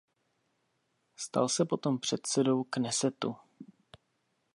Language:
Czech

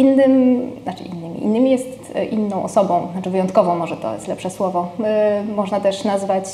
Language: Polish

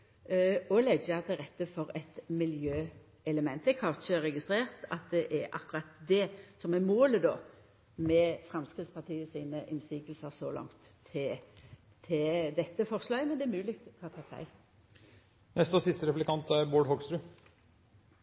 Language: Norwegian Nynorsk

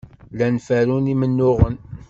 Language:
Kabyle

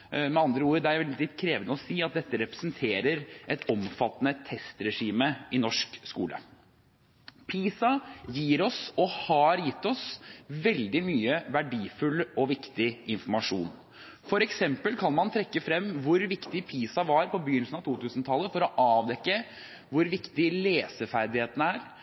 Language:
Norwegian Bokmål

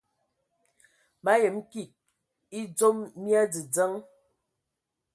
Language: Ewondo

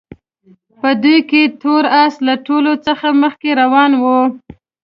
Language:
Pashto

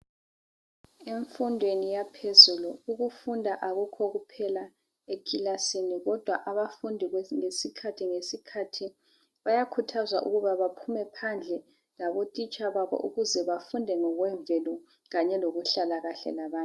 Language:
North Ndebele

